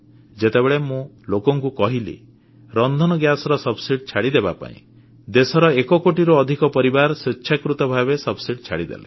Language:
Odia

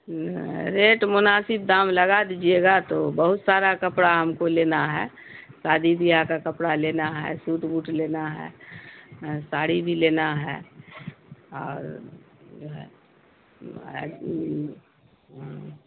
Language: Urdu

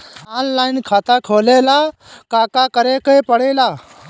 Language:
Bhojpuri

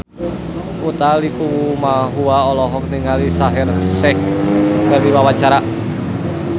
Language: Sundanese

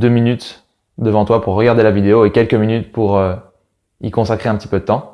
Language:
French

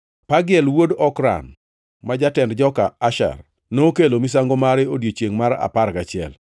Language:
Luo (Kenya and Tanzania)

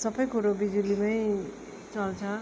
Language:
Nepali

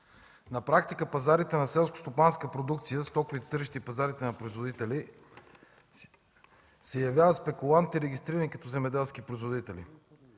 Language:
Bulgarian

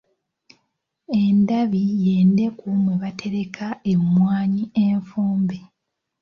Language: Ganda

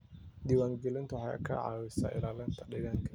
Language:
Somali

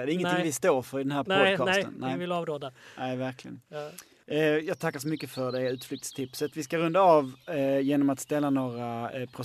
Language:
Swedish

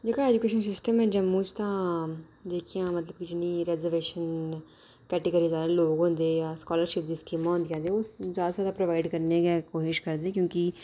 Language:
Dogri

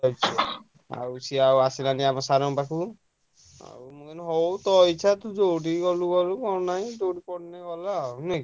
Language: Odia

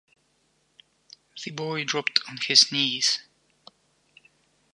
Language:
English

